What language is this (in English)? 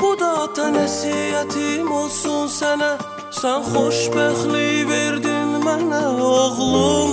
Turkish